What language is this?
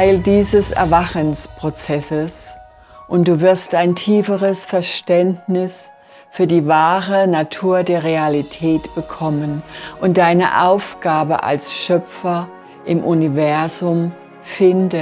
German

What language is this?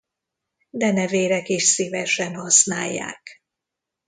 Hungarian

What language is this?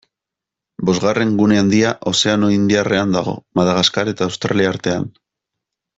Basque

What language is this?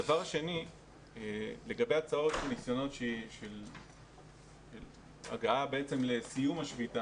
Hebrew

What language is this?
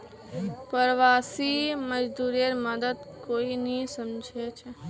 Magahi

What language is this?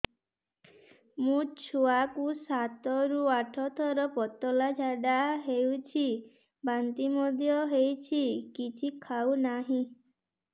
Odia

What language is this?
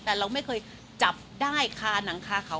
Thai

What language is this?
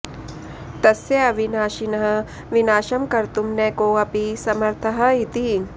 Sanskrit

